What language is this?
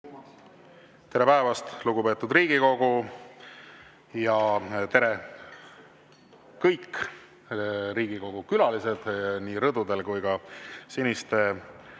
Estonian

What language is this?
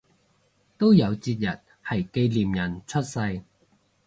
Cantonese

